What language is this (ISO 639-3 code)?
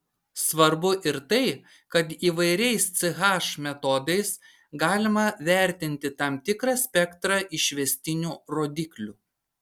lit